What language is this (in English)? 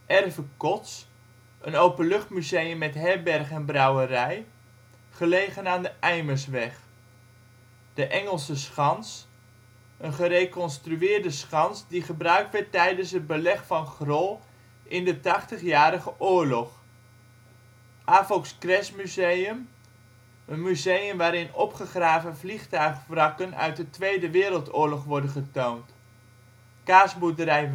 Dutch